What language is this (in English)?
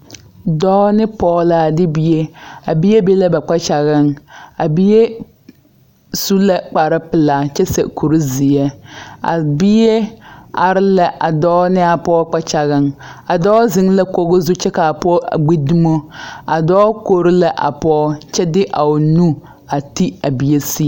Southern Dagaare